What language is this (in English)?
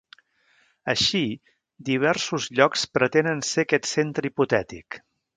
Catalan